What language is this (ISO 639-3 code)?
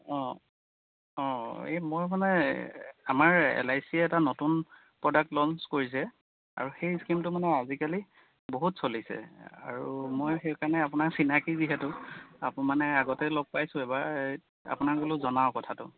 asm